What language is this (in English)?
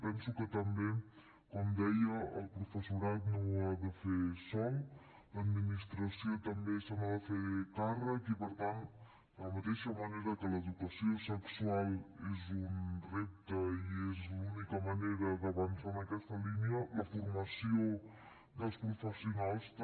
Catalan